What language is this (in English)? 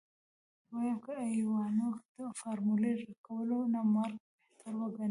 Pashto